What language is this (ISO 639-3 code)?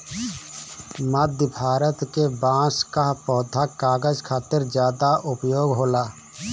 bho